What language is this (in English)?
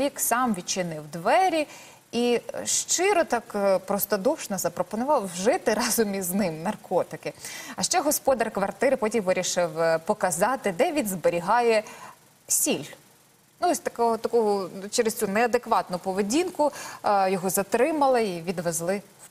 Ukrainian